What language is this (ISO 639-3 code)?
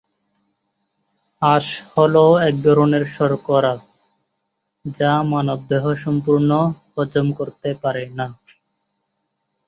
ben